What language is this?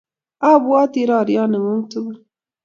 Kalenjin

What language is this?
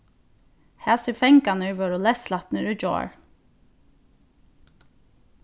Faroese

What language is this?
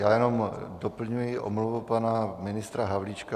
Czech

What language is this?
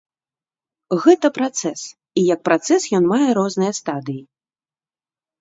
Belarusian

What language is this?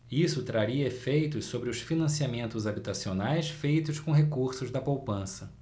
Portuguese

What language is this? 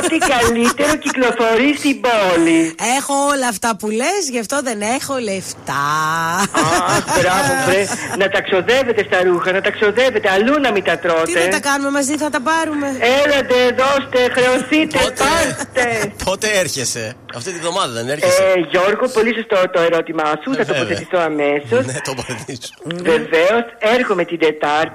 Greek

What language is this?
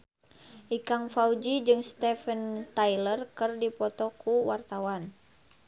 Sundanese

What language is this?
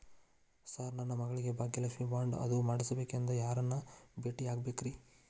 Kannada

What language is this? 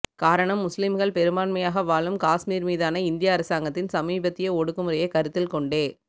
Tamil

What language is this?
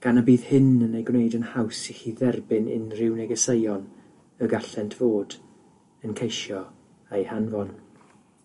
Welsh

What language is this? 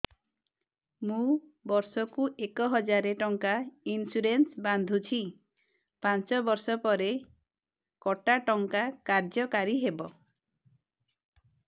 Odia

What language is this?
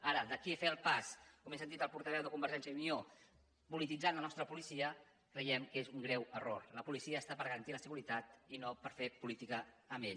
Catalan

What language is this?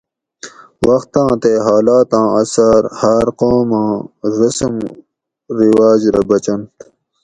Gawri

